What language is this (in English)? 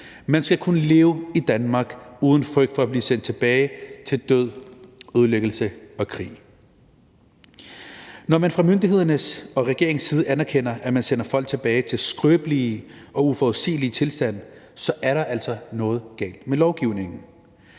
Danish